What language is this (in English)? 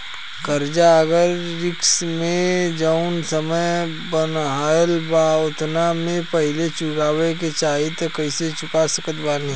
Bhojpuri